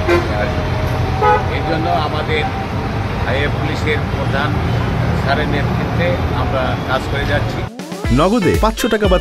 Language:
Bangla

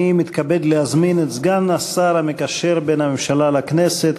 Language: Hebrew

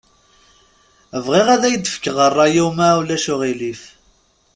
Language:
Kabyle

